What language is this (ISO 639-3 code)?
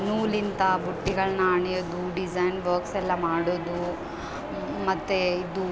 kan